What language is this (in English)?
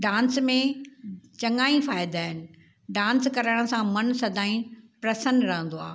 Sindhi